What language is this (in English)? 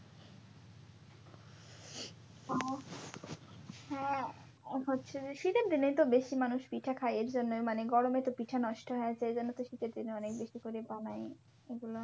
Bangla